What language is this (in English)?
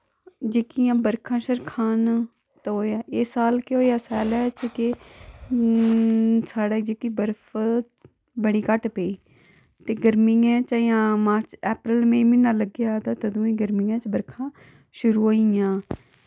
Dogri